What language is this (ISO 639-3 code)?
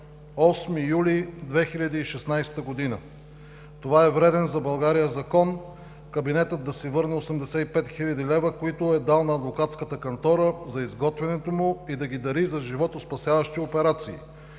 bul